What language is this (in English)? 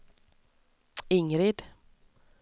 Swedish